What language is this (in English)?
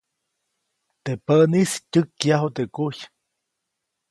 Copainalá Zoque